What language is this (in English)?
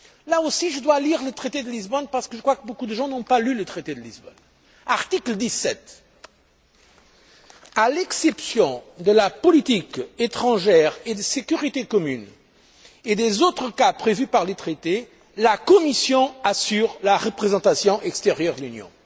French